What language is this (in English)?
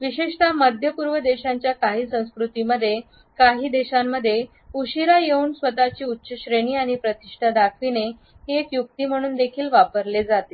Marathi